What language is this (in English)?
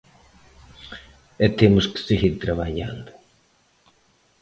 Galician